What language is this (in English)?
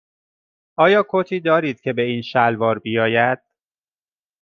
Persian